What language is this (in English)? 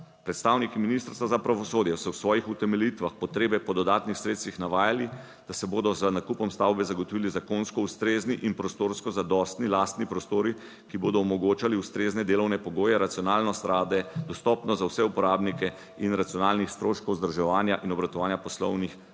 Slovenian